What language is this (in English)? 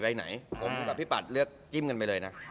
Thai